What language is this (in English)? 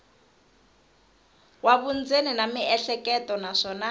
Tsonga